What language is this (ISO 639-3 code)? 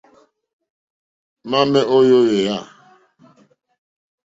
bri